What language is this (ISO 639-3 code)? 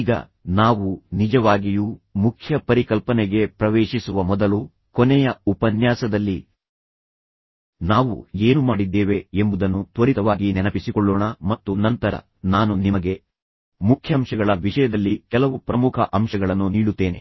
kan